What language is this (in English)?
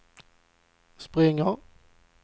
Swedish